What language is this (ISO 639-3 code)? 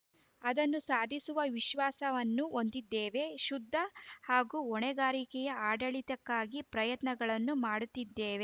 kan